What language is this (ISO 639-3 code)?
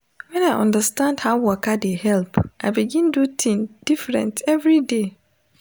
pcm